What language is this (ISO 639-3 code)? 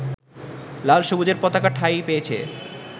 ben